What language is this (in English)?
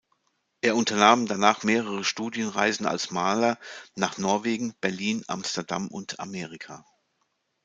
German